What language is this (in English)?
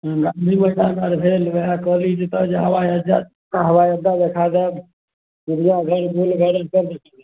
Maithili